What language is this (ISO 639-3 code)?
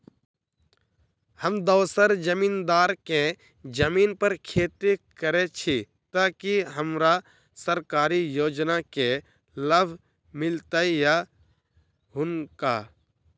mai